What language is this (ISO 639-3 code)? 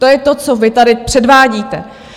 ces